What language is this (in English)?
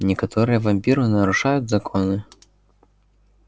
Russian